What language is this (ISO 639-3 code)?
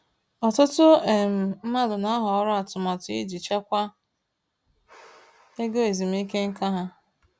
ibo